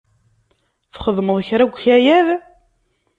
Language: Kabyle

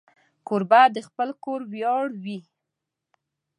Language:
Pashto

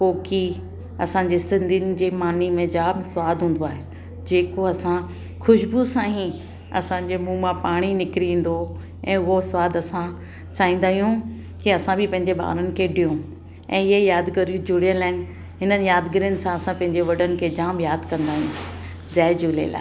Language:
Sindhi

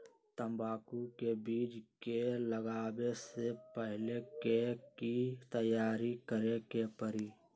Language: Magahi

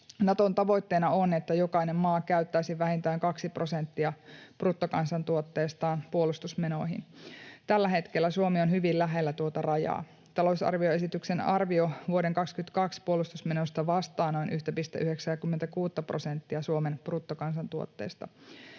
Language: Finnish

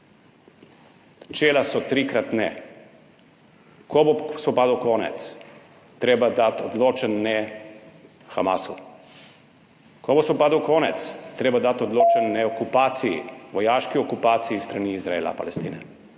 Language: Slovenian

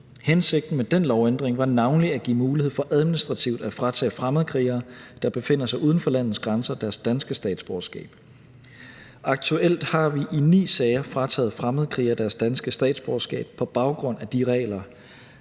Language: Danish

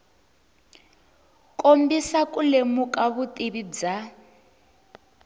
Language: Tsonga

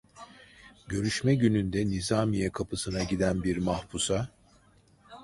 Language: Turkish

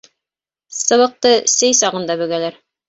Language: Bashkir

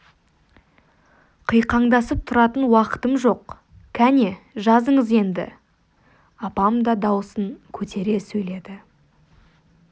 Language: Kazakh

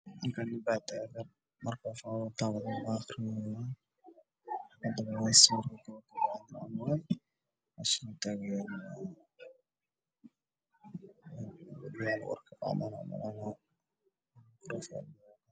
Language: Somali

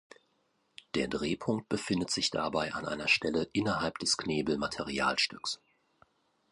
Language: German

